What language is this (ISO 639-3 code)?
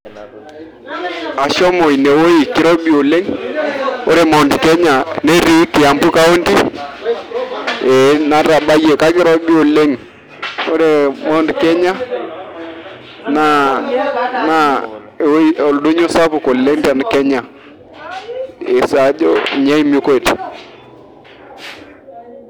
mas